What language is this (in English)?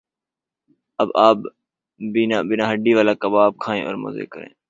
Urdu